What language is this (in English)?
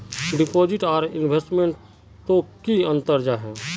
Magahi